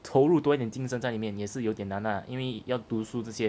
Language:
English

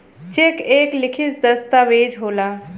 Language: Bhojpuri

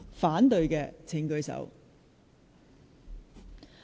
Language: Cantonese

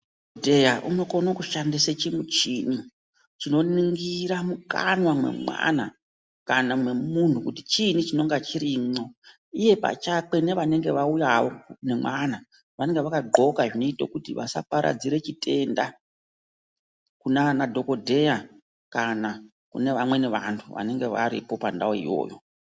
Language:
Ndau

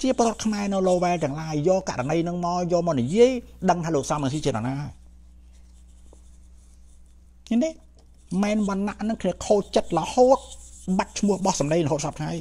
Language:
Thai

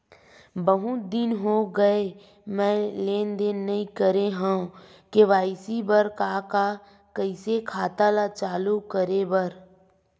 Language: Chhattisgarhi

